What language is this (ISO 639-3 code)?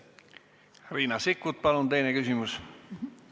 est